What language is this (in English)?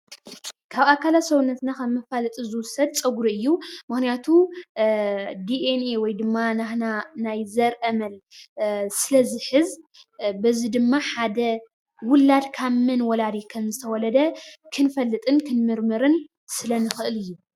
Tigrinya